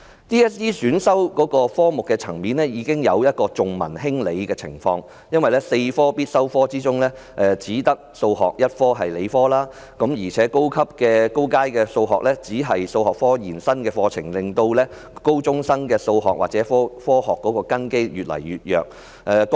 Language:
Cantonese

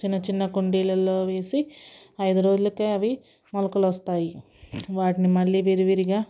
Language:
Telugu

